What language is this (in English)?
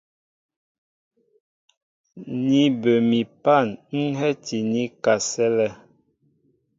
Mbo (Cameroon)